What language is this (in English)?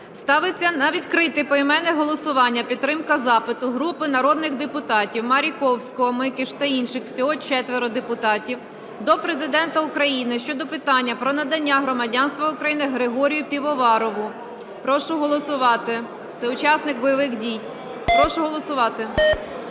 Ukrainian